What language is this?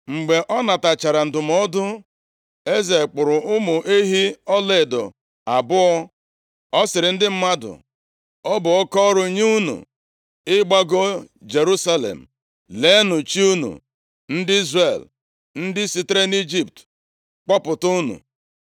Igbo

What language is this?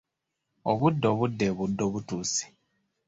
Ganda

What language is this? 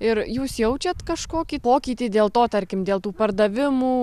Lithuanian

